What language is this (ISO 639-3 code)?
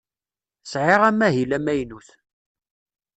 kab